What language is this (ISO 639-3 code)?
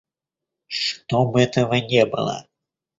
rus